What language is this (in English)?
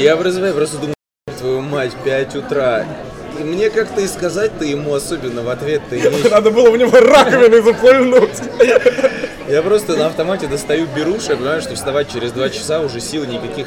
Russian